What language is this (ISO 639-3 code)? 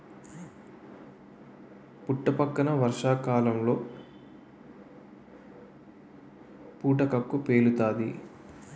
tel